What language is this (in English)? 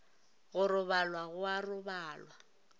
Northern Sotho